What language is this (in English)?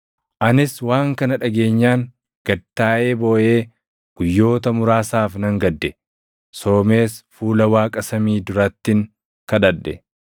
Oromo